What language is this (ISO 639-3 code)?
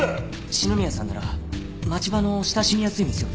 jpn